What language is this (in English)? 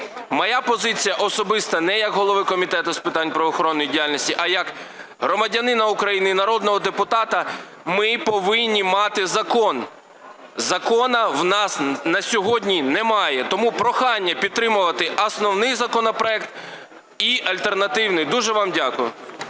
Ukrainian